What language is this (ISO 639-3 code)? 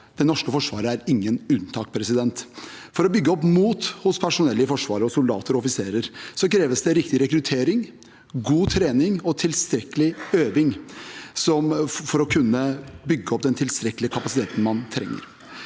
nor